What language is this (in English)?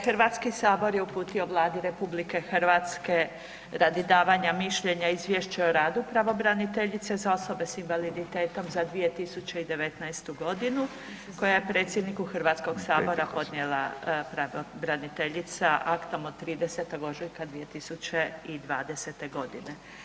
Croatian